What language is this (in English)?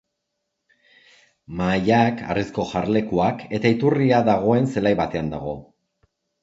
Basque